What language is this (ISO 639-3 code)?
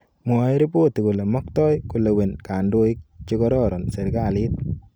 kln